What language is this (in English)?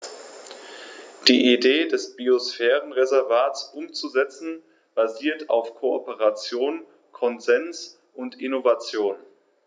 German